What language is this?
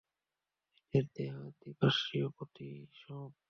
Bangla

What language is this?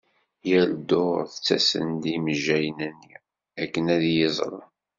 Kabyle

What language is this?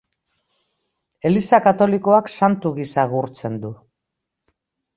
Basque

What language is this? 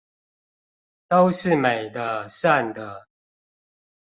Chinese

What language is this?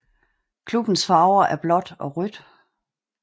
Danish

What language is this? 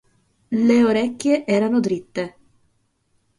Italian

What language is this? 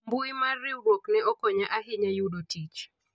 Luo (Kenya and Tanzania)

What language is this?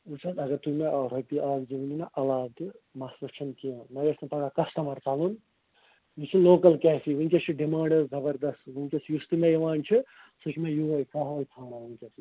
Kashmiri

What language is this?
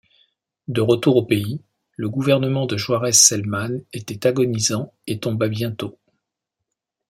French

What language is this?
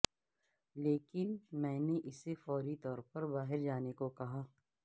Urdu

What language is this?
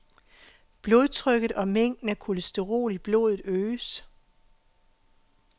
Danish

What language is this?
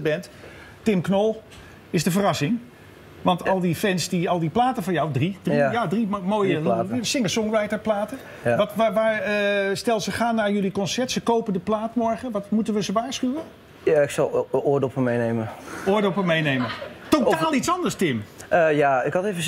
Dutch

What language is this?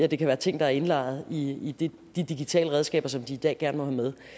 Danish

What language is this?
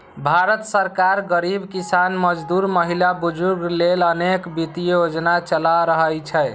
Maithili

